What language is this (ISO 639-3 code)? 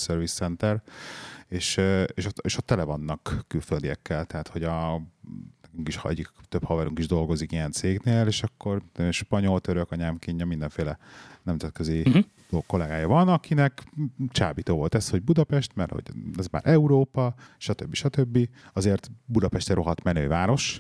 hun